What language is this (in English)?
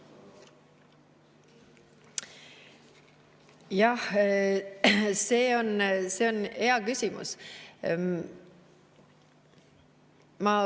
Estonian